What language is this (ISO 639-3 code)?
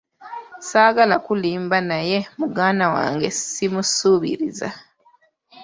lug